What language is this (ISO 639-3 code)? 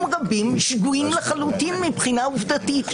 heb